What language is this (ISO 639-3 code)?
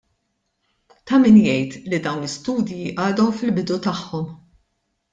mlt